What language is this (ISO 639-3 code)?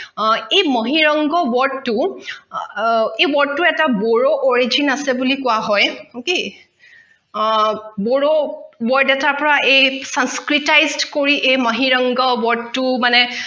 asm